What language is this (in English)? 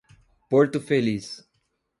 Portuguese